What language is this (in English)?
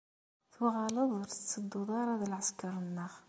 Kabyle